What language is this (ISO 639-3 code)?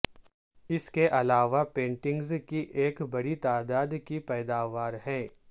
urd